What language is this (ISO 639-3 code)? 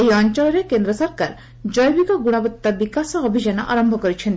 ori